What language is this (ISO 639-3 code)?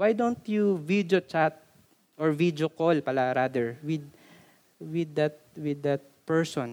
fil